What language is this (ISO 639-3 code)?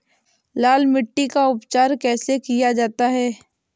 hin